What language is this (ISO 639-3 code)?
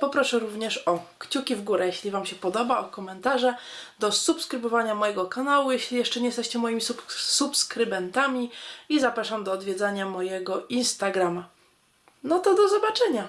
pol